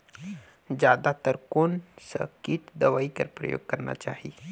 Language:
Chhattisgarhi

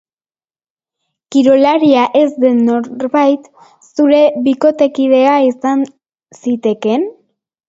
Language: Basque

